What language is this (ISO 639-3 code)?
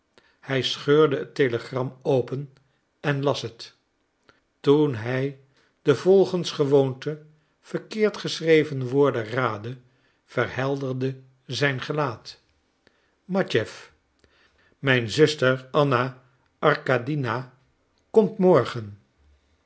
nld